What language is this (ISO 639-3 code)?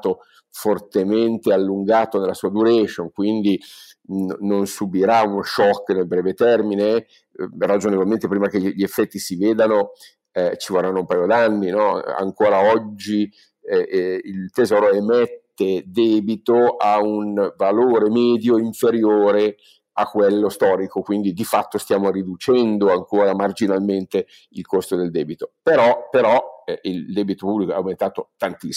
ita